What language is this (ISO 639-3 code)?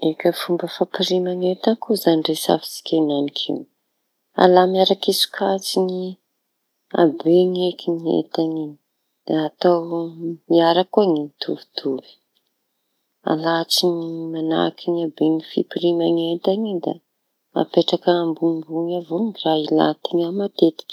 txy